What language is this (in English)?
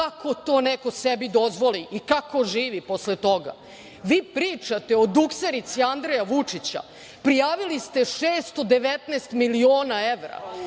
Serbian